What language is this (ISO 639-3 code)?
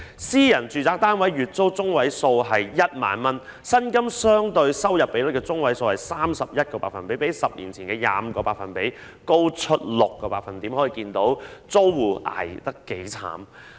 yue